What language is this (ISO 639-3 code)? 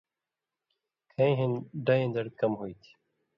mvy